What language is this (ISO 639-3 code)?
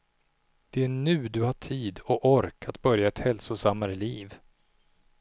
swe